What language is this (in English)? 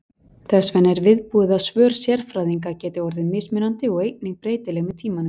Icelandic